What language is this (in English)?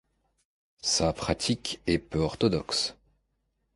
French